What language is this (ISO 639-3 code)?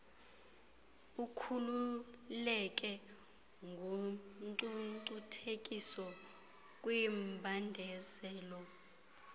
xho